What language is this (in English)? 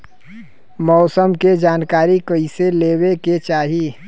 Bhojpuri